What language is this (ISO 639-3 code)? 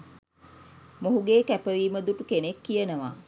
sin